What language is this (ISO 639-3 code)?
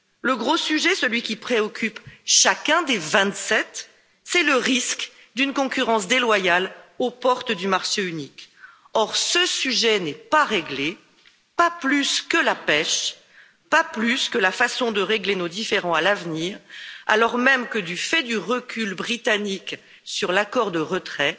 fra